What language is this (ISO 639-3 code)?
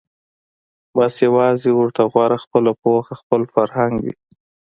pus